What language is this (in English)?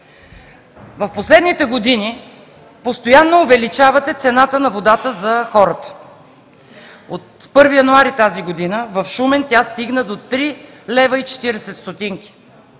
Bulgarian